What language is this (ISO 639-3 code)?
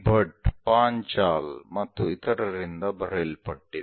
kan